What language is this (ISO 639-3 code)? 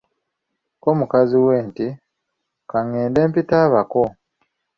lug